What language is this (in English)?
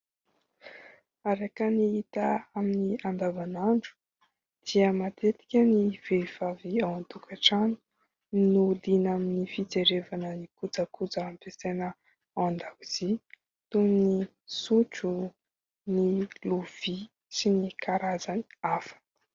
Malagasy